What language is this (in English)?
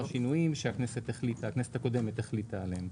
Hebrew